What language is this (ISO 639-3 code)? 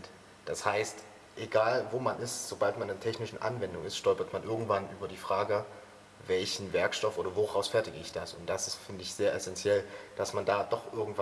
deu